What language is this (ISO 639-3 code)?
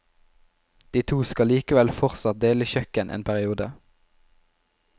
nor